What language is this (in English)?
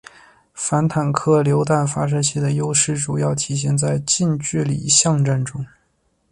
Chinese